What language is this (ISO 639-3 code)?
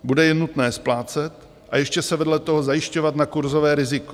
ces